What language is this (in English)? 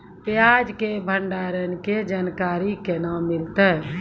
Maithili